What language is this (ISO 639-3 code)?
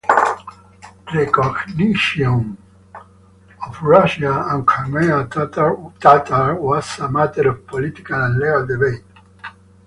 eng